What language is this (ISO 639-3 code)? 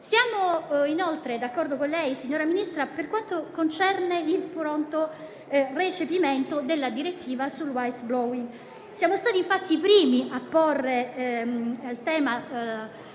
ita